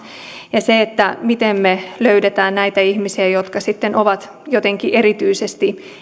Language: Finnish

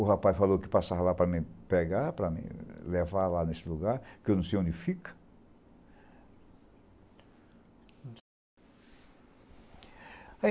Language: Portuguese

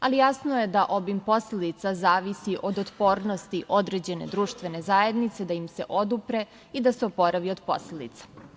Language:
Serbian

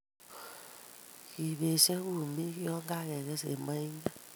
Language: Kalenjin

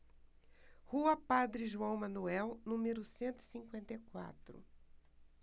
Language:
Portuguese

